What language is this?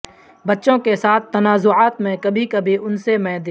Urdu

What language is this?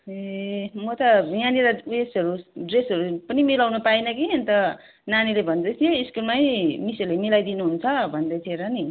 Nepali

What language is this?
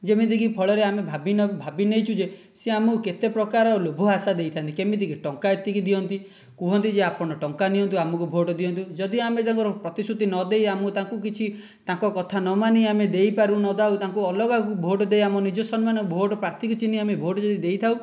Odia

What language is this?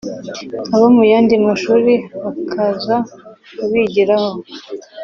Kinyarwanda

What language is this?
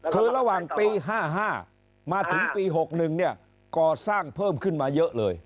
Thai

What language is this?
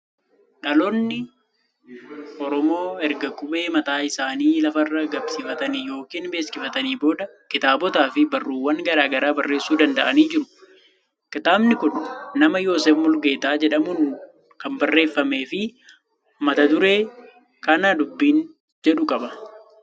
Oromo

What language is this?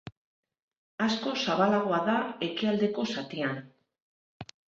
Basque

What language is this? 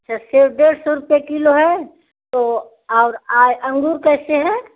Hindi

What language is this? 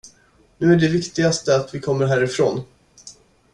Swedish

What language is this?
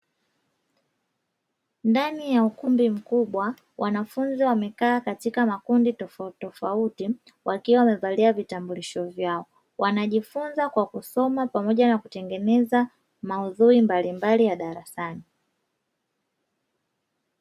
Swahili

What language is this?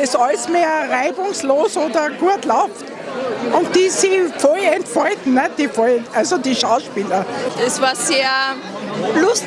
German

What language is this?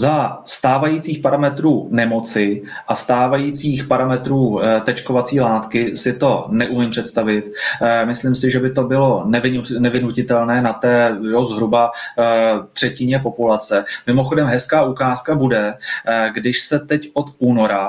Czech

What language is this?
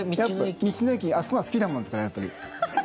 Japanese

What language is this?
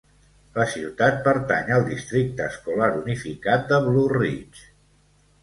Catalan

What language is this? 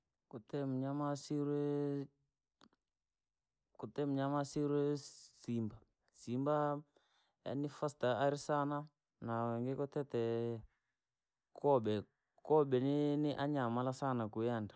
Langi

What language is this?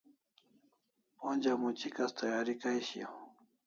Kalasha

